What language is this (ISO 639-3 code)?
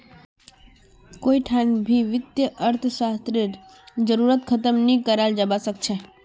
mag